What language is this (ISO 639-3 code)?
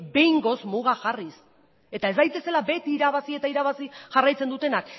eus